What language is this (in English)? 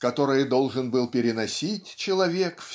Russian